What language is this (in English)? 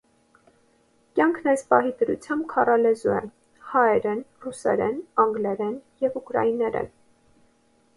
Armenian